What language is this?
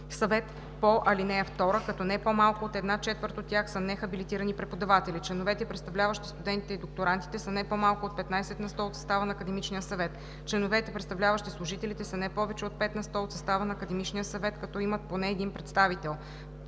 Bulgarian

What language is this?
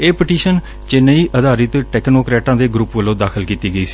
Punjabi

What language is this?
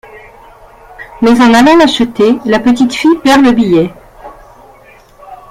French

